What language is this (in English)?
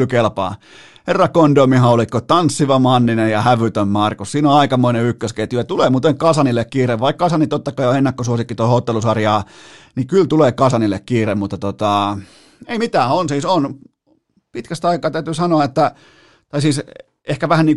Finnish